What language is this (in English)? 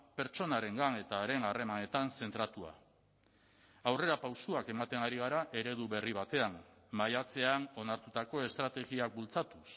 Basque